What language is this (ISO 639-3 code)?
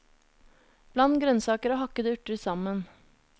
nor